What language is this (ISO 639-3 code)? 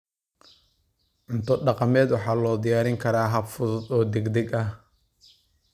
som